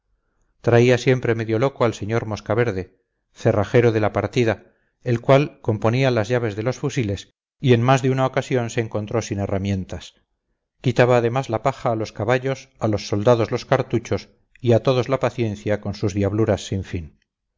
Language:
Spanish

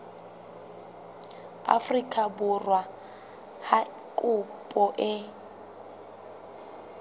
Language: Southern Sotho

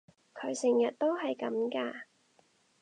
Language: Cantonese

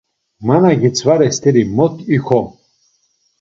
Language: Laz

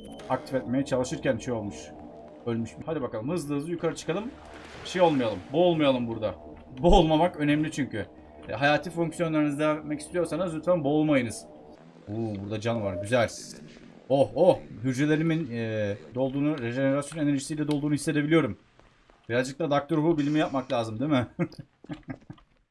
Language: Turkish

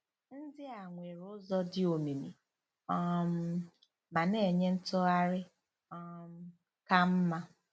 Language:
Igbo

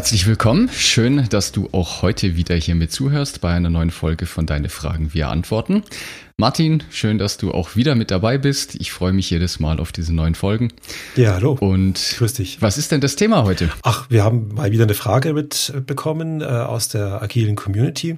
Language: German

